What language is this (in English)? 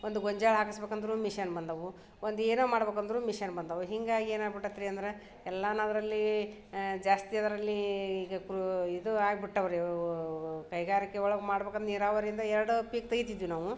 Kannada